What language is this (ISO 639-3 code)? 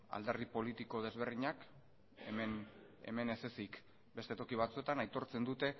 eus